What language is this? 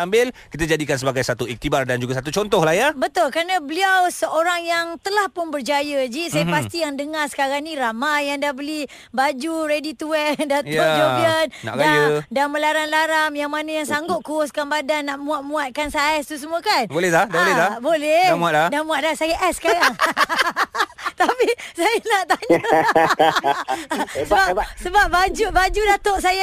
Malay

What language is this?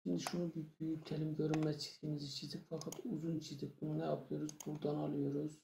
Turkish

